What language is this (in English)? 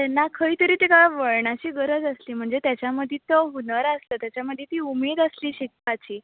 Konkani